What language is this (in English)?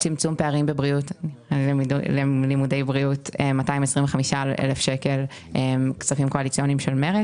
Hebrew